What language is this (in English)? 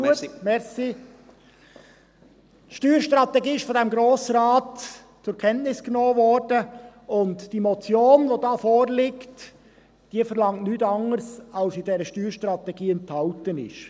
Swiss German